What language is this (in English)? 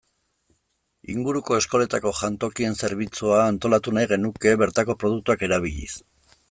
Basque